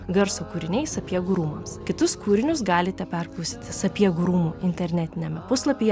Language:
Lithuanian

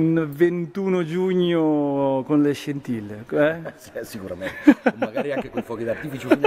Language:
Italian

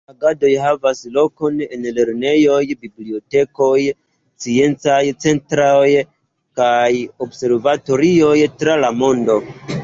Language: Esperanto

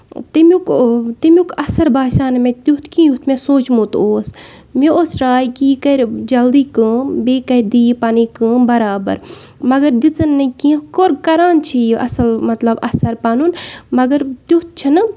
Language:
Kashmiri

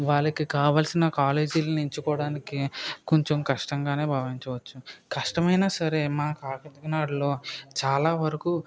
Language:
Telugu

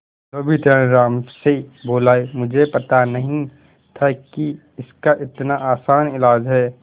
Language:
Hindi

